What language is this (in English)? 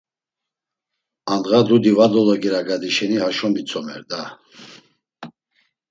Laz